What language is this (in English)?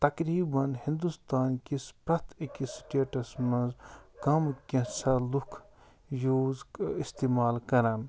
Kashmiri